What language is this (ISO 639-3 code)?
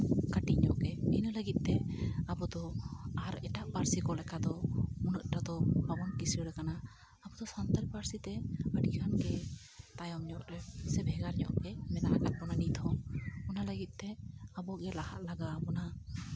sat